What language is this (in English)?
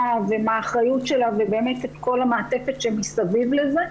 Hebrew